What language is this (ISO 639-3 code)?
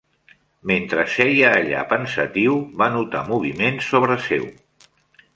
cat